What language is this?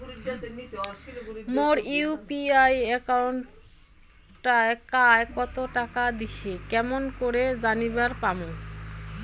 Bangla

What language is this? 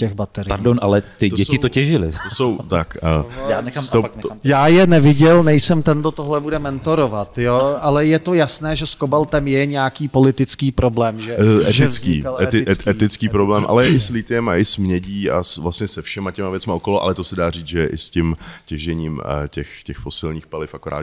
Czech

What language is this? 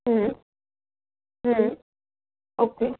Gujarati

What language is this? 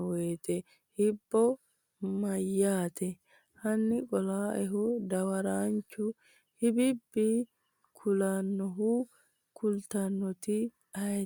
Sidamo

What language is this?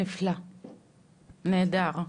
Hebrew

